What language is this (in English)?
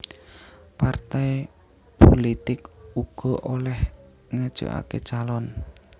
Javanese